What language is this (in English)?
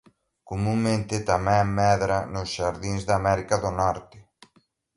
Galician